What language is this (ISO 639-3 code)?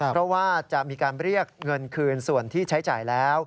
tha